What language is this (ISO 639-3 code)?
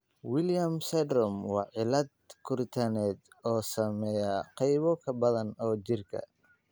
som